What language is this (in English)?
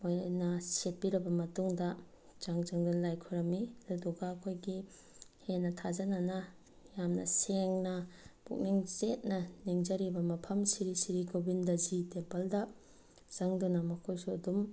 Manipuri